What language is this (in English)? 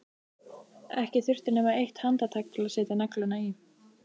Icelandic